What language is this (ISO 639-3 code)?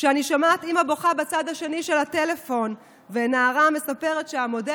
heb